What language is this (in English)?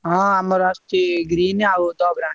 Odia